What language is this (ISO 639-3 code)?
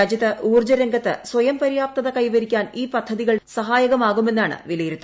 mal